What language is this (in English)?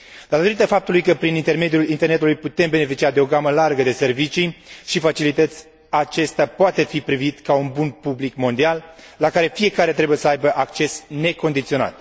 Romanian